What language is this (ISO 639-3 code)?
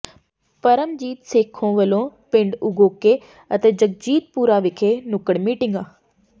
pan